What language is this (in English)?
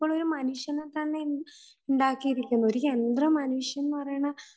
Malayalam